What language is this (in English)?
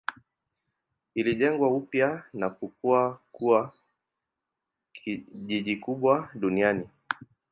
Swahili